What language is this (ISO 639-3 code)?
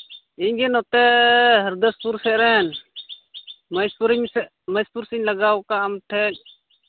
sat